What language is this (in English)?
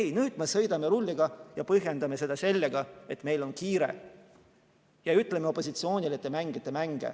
Estonian